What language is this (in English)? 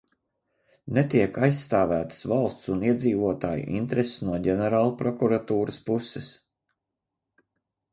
Latvian